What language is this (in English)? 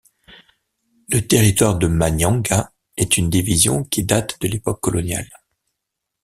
French